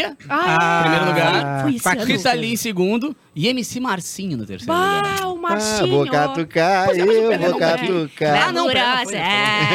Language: Portuguese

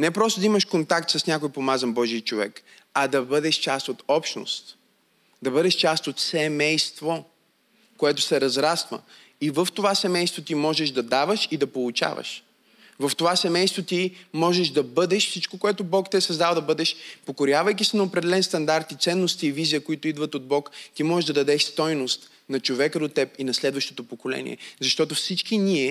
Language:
Bulgarian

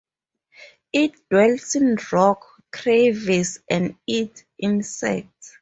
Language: English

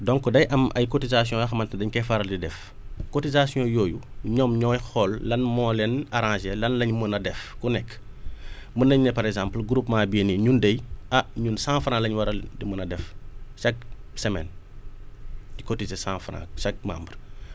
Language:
Wolof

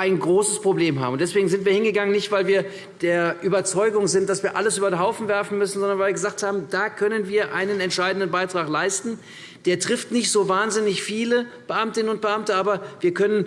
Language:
German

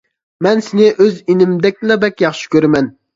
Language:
Uyghur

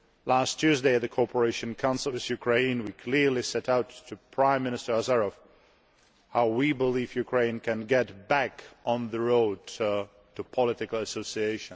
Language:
English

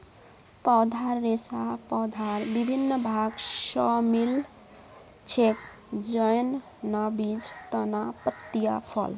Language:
Magahi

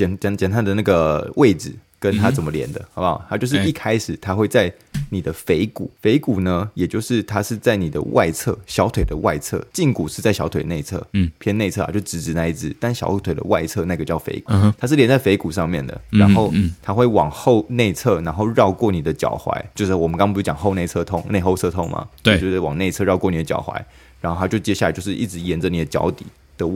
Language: Chinese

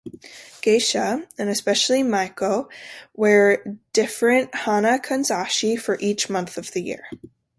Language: English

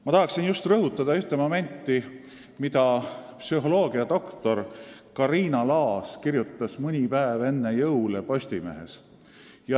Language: Estonian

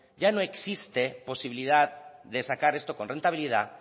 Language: Spanish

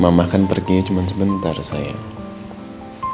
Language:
Indonesian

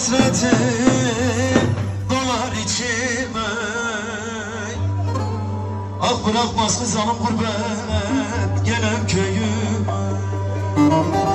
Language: Arabic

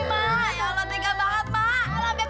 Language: Indonesian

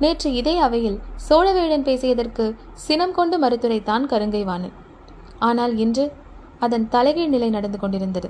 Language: Tamil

